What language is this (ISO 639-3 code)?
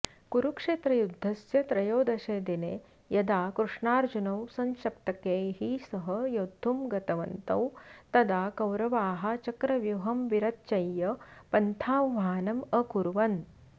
san